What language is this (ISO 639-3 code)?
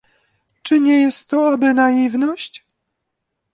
pol